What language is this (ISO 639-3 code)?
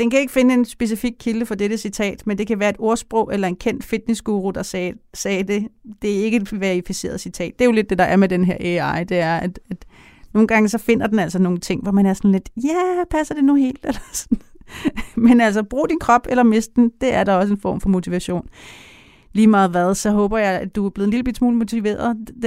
dan